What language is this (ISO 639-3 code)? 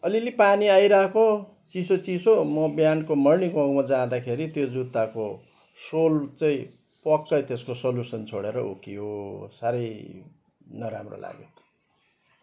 nep